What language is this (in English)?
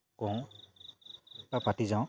Assamese